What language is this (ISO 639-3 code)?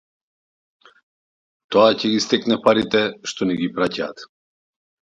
mkd